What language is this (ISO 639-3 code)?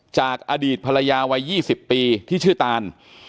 tha